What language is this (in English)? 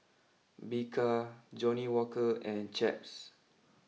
English